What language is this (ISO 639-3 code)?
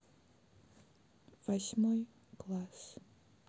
rus